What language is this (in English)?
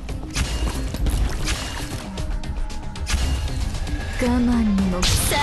Japanese